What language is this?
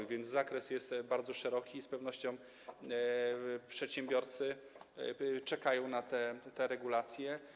Polish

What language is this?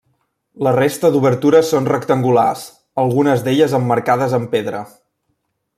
Catalan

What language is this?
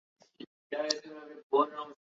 Urdu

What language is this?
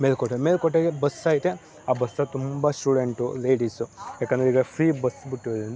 Kannada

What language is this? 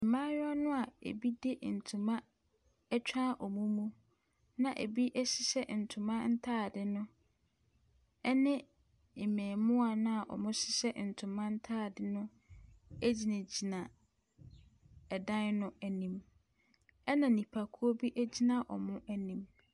Akan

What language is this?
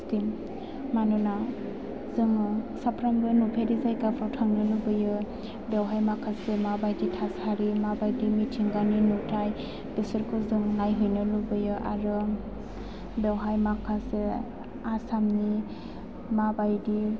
Bodo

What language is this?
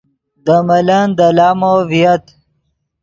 Yidgha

